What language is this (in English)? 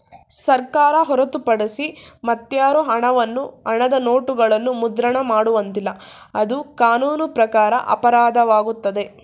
Kannada